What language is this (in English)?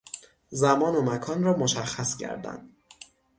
Persian